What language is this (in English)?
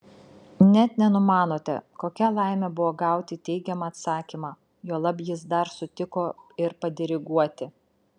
Lithuanian